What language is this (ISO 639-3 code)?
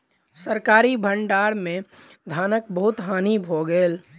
mai